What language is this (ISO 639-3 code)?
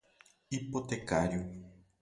por